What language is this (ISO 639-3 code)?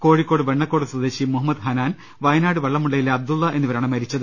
mal